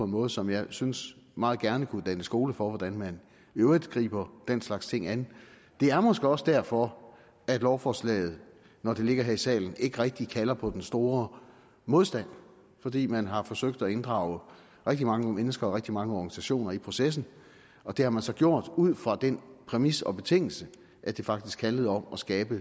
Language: Danish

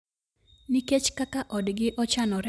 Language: Luo (Kenya and Tanzania)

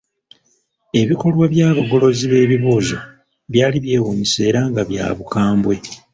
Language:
Ganda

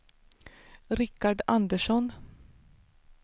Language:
Swedish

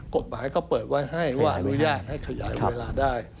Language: Thai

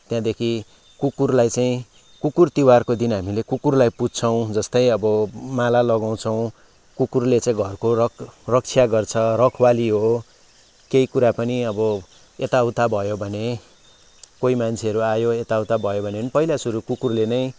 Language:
Nepali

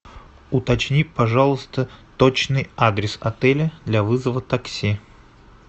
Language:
Russian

